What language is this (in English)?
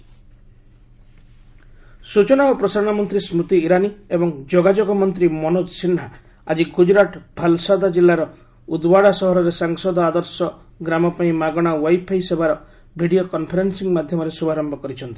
Odia